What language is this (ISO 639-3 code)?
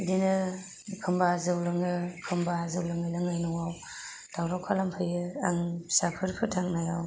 brx